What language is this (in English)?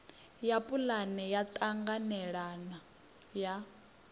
Venda